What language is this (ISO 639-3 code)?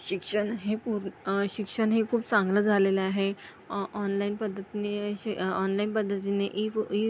mar